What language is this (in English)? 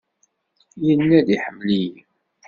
Kabyle